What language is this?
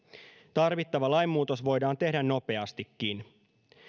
Finnish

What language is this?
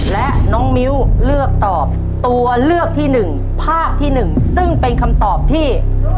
Thai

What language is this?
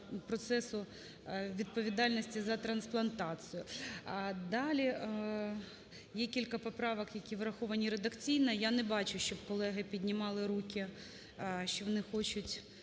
Ukrainian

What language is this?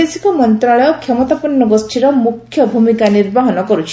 Odia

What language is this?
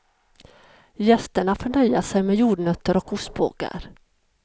Swedish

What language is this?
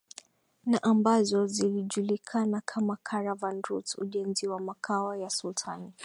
Swahili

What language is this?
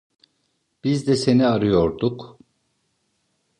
Turkish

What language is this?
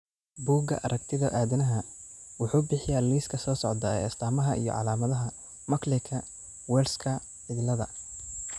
Somali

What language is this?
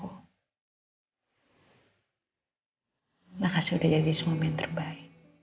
Indonesian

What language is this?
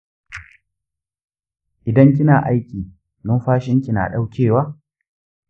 Hausa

